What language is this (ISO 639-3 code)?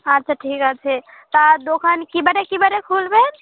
ben